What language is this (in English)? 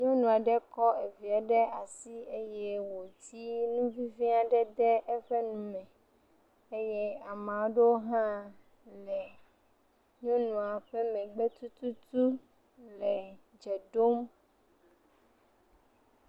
Ewe